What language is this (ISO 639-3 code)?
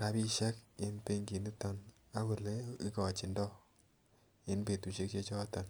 kln